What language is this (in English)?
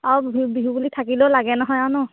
Assamese